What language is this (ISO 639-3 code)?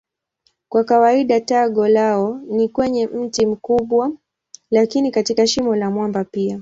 swa